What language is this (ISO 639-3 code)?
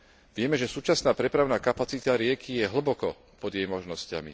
slk